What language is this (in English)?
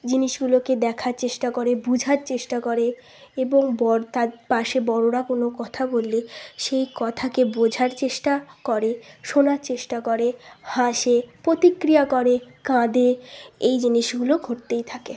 Bangla